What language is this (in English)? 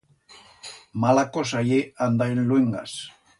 Aragonese